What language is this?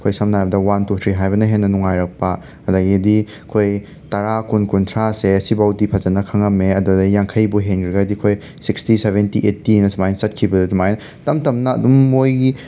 Manipuri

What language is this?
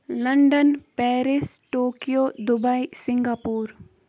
Kashmiri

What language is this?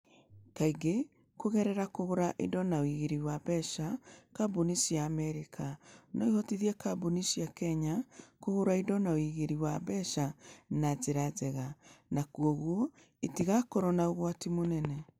Kikuyu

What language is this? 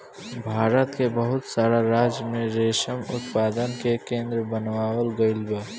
Bhojpuri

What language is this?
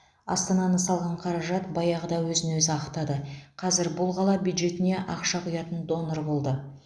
Kazakh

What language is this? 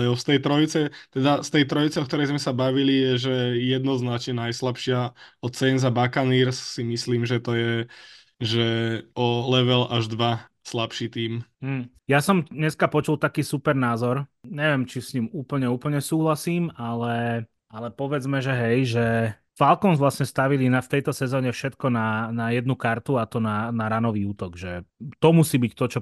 Slovak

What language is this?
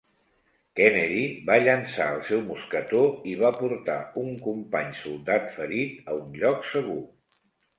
Catalan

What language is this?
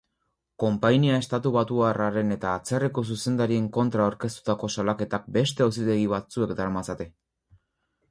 Basque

